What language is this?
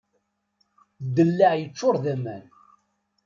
Kabyle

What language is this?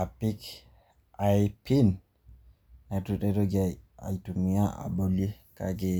Masai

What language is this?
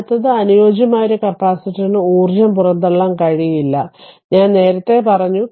Malayalam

